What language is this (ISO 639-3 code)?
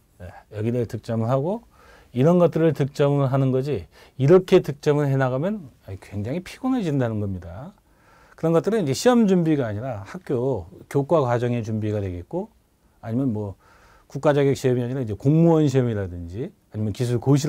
kor